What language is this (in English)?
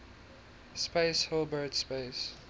English